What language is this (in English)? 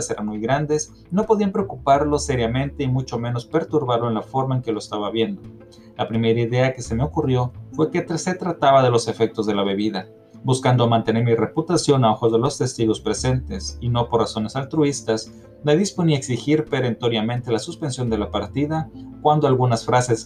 Spanish